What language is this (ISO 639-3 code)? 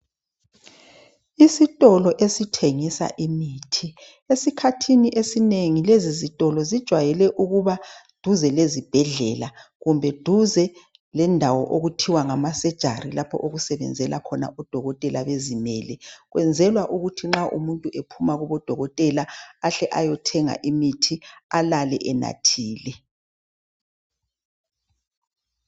nde